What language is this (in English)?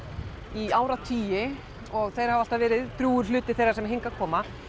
Icelandic